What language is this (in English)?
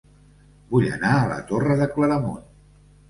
Catalan